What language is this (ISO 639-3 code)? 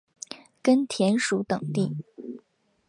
zho